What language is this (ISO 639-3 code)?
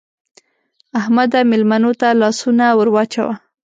pus